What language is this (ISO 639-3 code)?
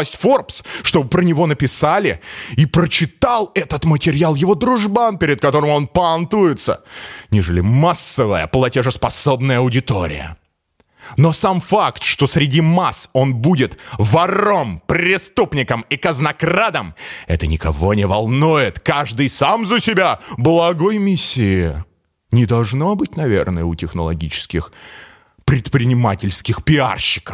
rus